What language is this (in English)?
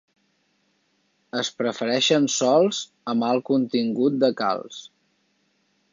Catalan